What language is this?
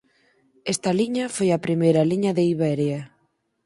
Galician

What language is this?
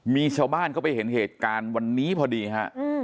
Thai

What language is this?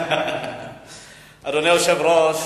Hebrew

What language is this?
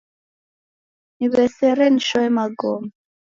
Taita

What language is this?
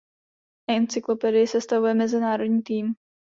Czech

